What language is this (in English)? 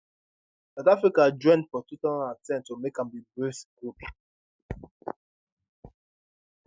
Nigerian Pidgin